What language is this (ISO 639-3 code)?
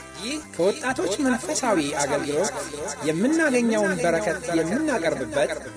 amh